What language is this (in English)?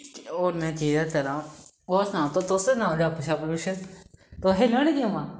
Dogri